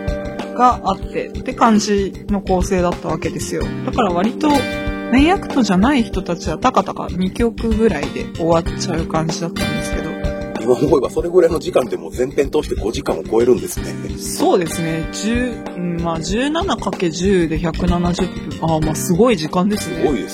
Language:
Japanese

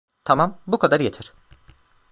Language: Turkish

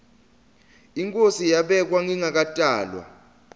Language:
Swati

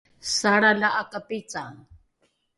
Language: Rukai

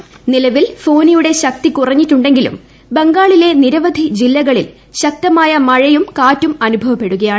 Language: Malayalam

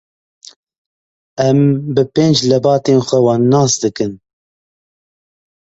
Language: Kurdish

